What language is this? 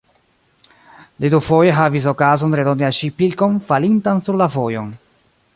Esperanto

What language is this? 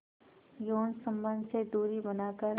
Hindi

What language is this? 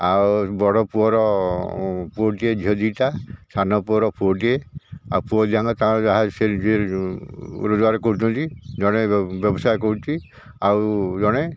Odia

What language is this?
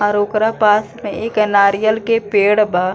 Bhojpuri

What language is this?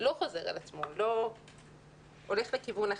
Hebrew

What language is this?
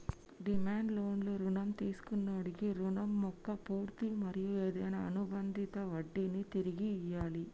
Telugu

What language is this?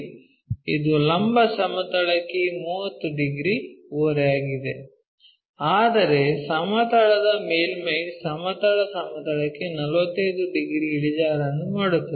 Kannada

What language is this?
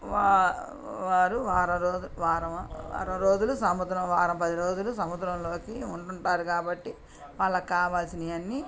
Telugu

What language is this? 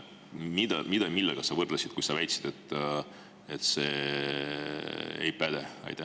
Estonian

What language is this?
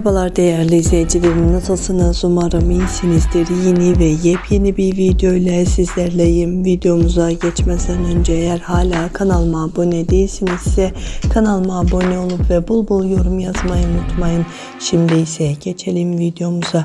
Turkish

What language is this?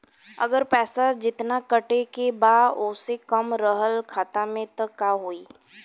Bhojpuri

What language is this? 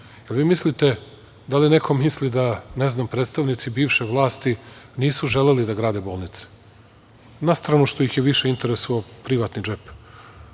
Serbian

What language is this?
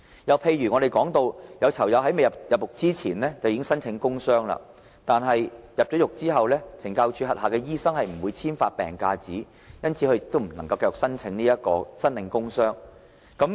Cantonese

